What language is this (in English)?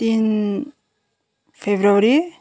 Nepali